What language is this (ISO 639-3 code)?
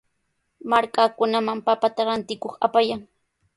qws